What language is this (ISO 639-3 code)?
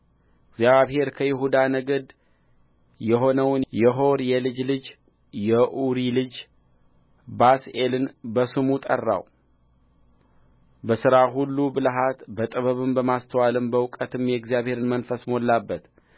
amh